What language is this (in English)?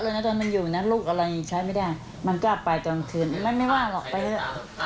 Thai